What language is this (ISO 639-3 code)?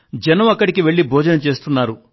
tel